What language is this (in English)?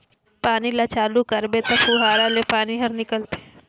Chhattisgarhi